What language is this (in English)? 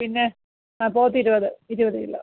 Malayalam